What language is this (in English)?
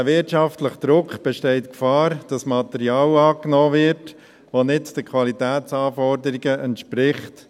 Swiss German